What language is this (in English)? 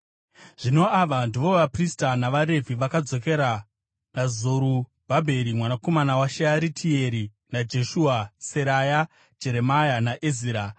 Shona